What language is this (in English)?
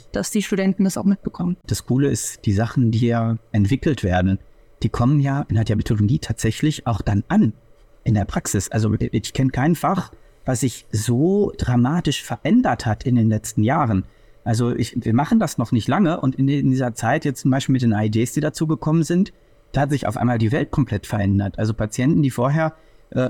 German